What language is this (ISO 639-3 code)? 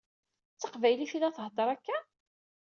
kab